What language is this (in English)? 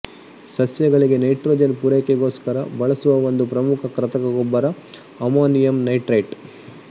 Kannada